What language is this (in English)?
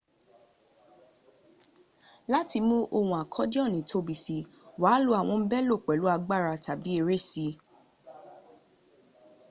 Yoruba